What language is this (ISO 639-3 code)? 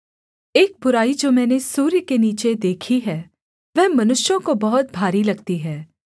hin